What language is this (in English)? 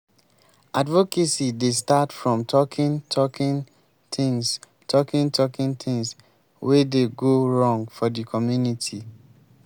Nigerian Pidgin